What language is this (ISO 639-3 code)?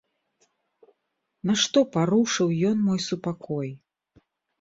bel